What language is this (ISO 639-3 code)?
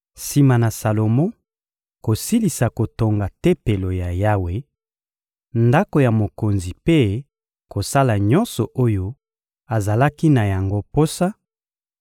lin